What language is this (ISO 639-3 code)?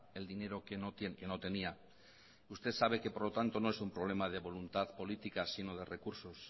spa